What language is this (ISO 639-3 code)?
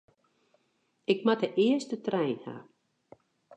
fry